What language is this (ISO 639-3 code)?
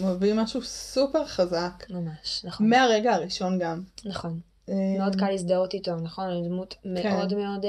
heb